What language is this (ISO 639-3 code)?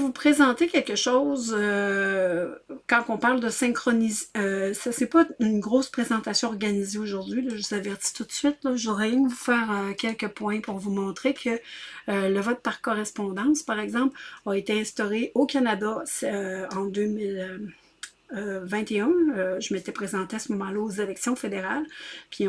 fra